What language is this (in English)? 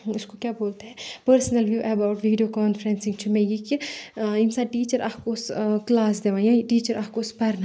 Kashmiri